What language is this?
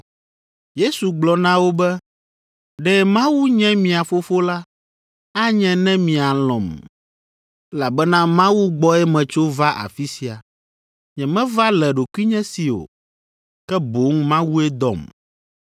Ewe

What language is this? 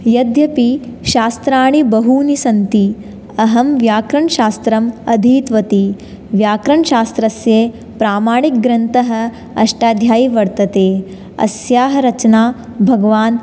Sanskrit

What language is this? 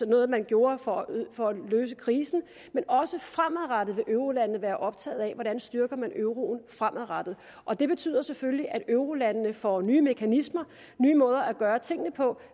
Danish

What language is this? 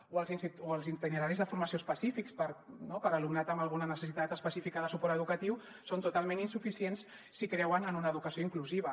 Catalan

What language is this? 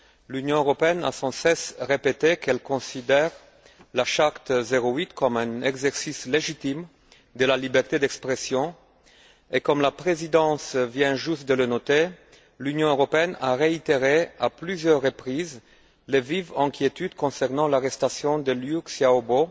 French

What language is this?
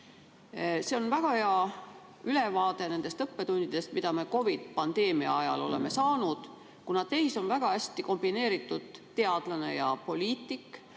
Estonian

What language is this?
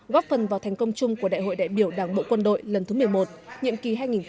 Vietnamese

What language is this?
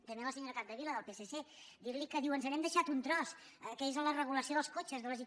Catalan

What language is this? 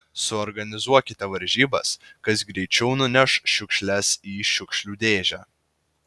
Lithuanian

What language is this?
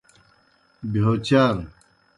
Kohistani Shina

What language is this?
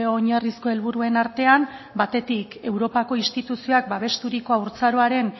Basque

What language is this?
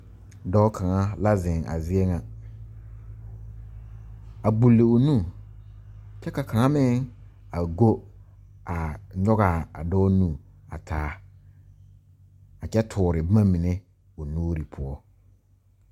Southern Dagaare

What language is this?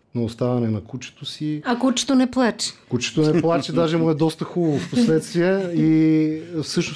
Bulgarian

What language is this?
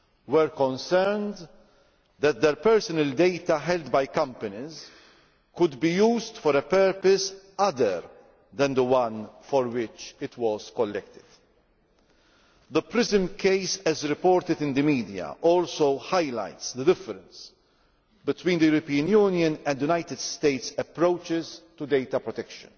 English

